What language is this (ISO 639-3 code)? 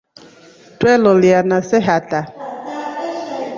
rof